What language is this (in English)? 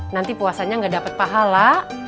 Indonesian